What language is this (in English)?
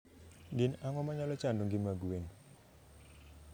Luo (Kenya and Tanzania)